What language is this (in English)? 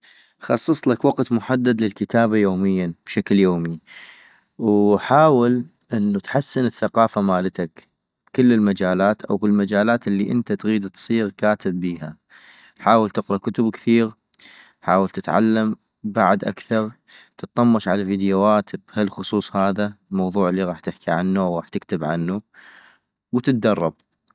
North Mesopotamian Arabic